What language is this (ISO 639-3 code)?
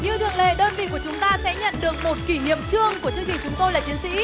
vie